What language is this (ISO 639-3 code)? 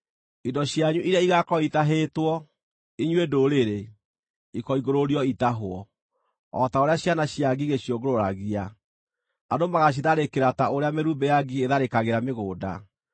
kik